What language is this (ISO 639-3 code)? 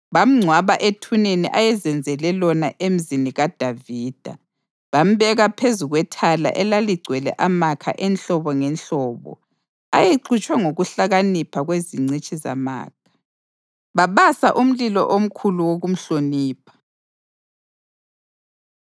nde